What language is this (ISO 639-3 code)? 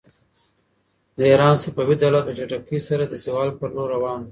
pus